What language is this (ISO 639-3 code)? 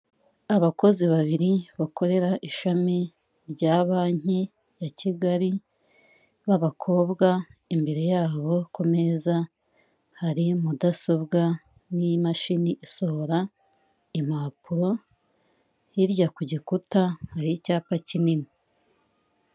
kin